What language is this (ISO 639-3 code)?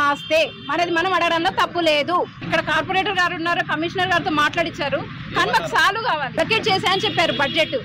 tel